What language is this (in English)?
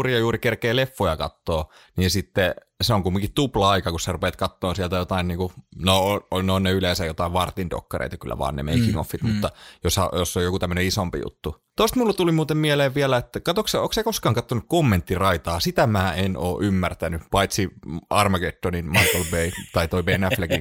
Finnish